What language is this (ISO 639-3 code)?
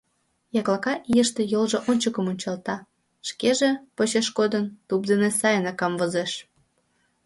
chm